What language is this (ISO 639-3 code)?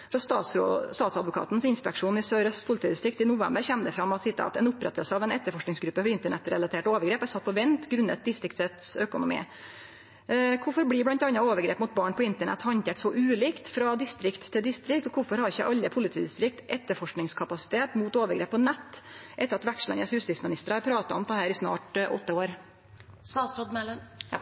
nno